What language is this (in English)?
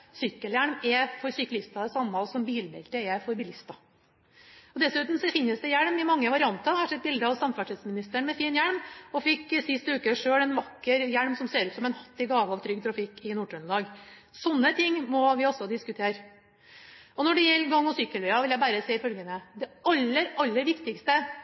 Norwegian Bokmål